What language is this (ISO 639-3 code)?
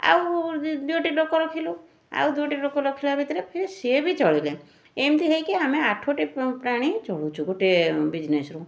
ori